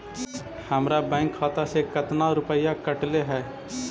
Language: Magahi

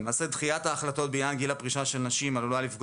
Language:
Hebrew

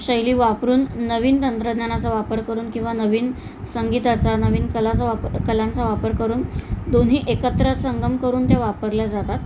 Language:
Marathi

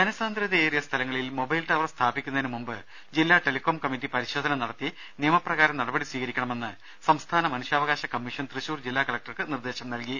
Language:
Malayalam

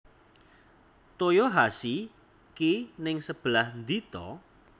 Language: Javanese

